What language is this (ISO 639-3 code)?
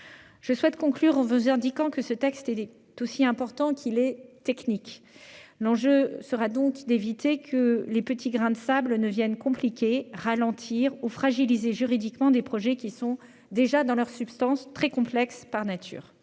fra